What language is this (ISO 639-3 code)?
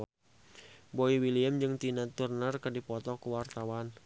sun